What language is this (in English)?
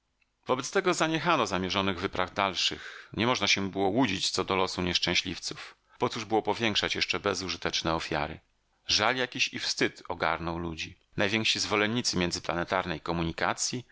Polish